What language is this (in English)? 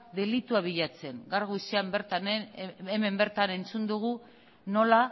Basque